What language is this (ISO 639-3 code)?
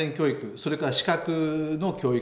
jpn